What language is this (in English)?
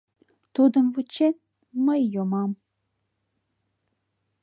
Mari